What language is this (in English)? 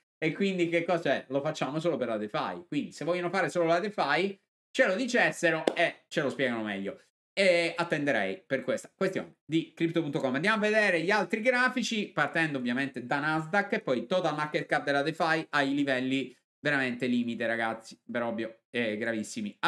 Italian